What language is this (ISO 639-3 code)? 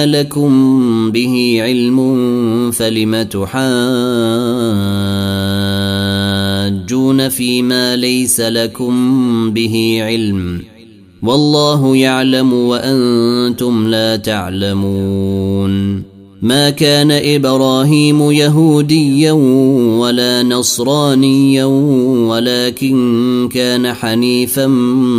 ara